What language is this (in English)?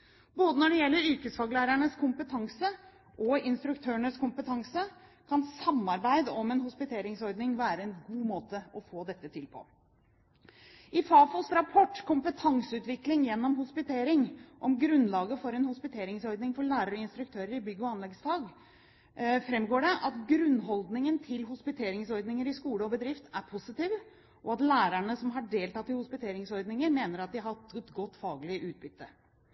Norwegian Bokmål